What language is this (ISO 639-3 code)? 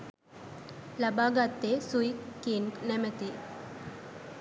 sin